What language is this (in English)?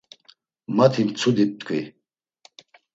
Laz